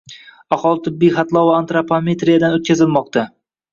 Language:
Uzbek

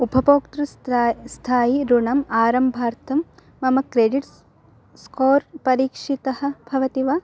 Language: Sanskrit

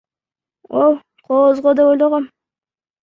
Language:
Kyrgyz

